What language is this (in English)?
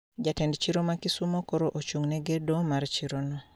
Luo (Kenya and Tanzania)